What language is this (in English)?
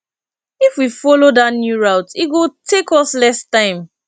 Nigerian Pidgin